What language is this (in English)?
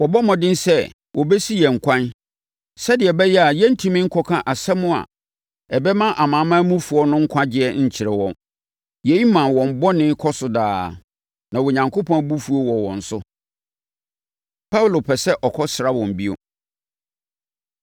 Akan